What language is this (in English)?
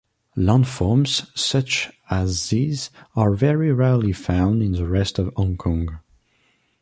English